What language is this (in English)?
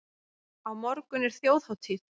Icelandic